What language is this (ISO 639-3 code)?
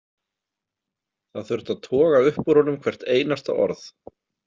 isl